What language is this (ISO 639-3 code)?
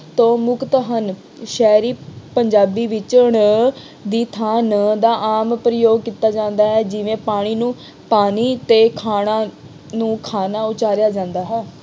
pan